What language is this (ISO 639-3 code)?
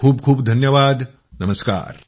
mar